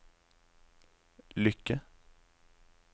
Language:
Norwegian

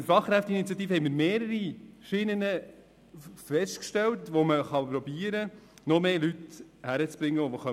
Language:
Swiss German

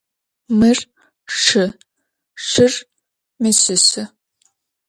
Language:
Adyghe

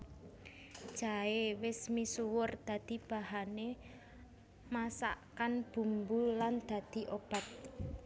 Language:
Javanese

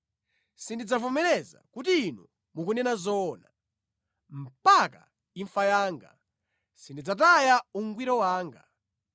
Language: Nyanja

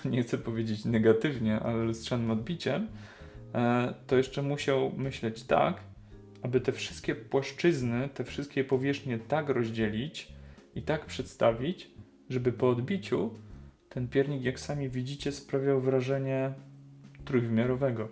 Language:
Polish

